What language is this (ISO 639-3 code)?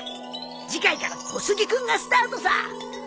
jpn